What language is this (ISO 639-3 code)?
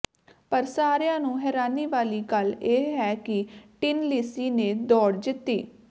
pan